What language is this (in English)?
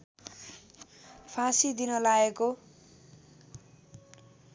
Nepali